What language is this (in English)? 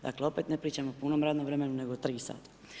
Croatian